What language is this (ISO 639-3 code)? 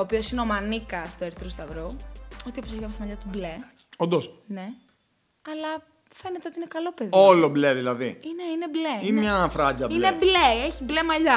ell